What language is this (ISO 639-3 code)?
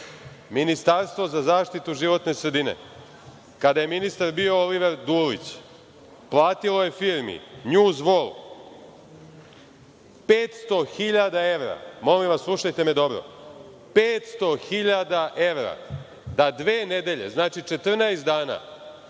srp